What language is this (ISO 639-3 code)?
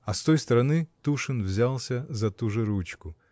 rus